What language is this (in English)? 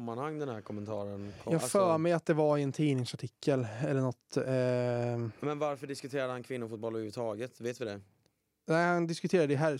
Swedish